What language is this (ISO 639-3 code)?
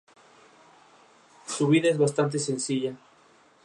spa